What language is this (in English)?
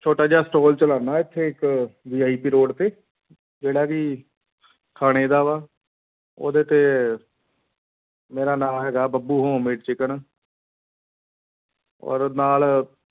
Punjabi